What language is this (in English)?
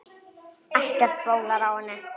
Icelandic